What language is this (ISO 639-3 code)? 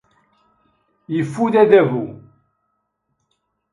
kab